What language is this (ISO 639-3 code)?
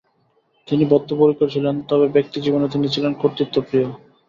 ben